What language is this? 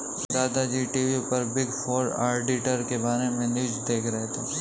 Hindi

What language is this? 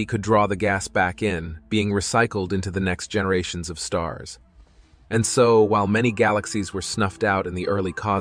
English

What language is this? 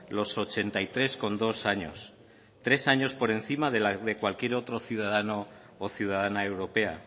Spanish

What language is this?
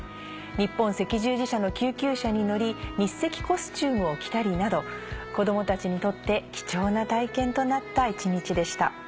Japanese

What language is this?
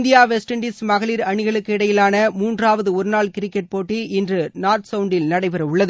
Tamil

